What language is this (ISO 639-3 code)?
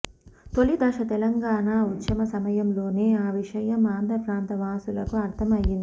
tel